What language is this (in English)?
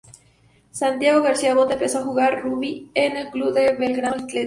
Spanish